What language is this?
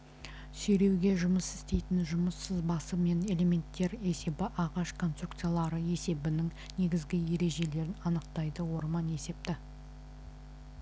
Kazakh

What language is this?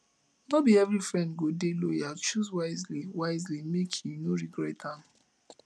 Nigerian Pidgin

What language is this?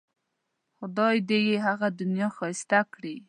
Pashto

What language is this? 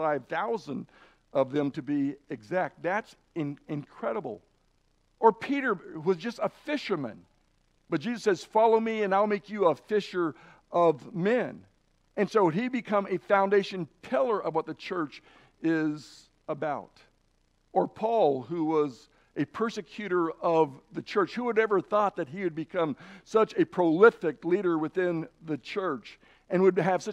English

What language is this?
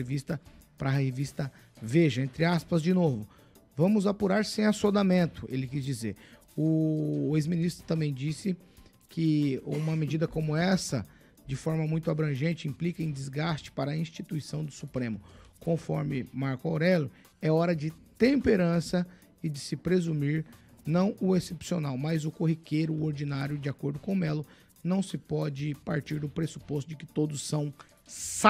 Portuguese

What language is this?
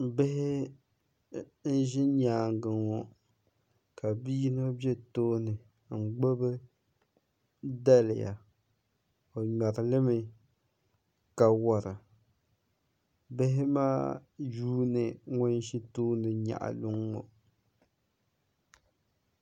Dagbani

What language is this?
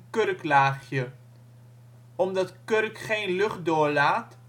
Dutch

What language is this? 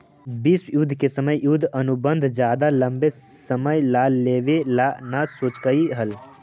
Magahi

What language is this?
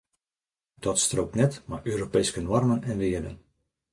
Western Frisian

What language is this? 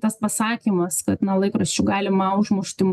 Lithuanian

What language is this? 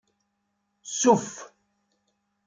Kabyle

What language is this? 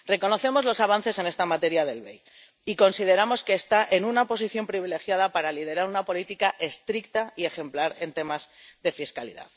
Spanish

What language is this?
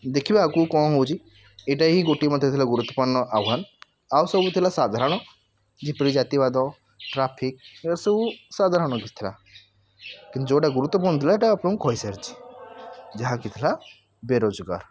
Odia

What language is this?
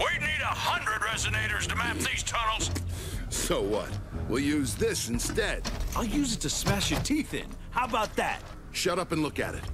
English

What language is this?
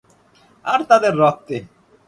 Bangla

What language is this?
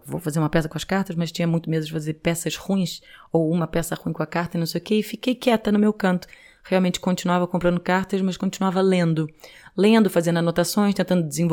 Portuguese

